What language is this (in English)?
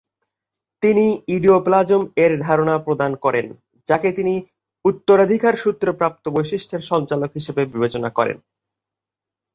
Bangla